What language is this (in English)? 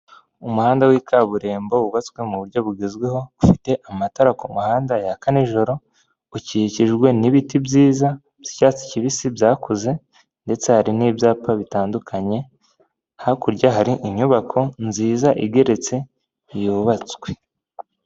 Kinyarwanda